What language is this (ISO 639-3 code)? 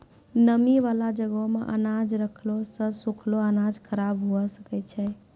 mai